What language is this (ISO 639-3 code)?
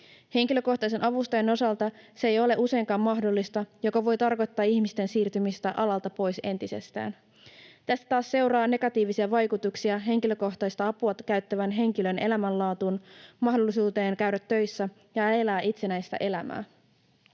fin